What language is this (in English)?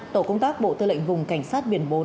Vietnamese